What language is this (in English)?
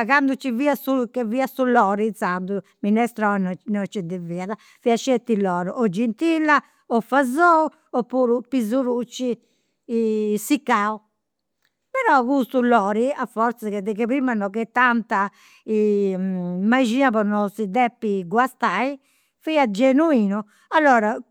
Campidanese Sardinian